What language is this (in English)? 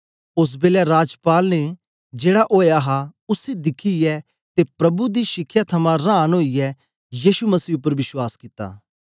Dogri